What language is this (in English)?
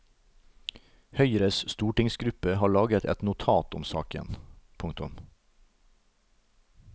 Norwegian